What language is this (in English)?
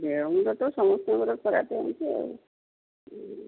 Odia